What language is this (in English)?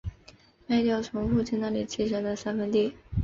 Chinese